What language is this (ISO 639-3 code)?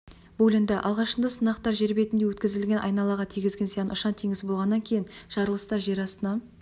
kaz